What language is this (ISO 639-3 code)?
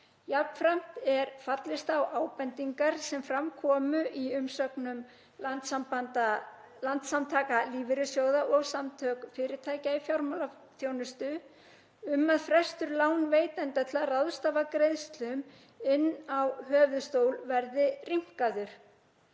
isl